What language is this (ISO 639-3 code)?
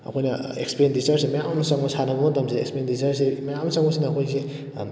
mni